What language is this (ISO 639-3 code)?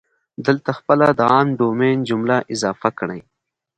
pus